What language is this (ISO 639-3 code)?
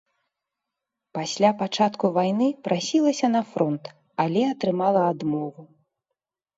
bel